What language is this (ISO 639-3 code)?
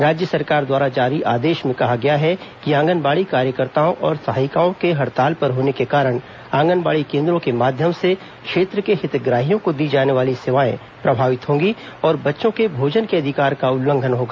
hin